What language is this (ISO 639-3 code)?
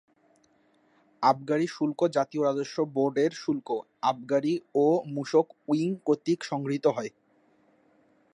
ben